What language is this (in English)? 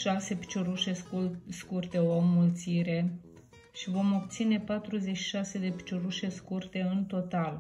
Romanian